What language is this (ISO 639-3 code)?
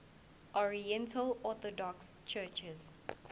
zul